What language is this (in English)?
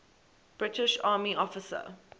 English